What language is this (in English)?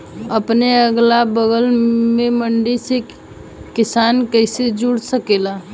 Bhojpuri